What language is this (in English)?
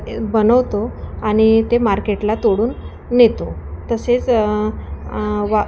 Marathi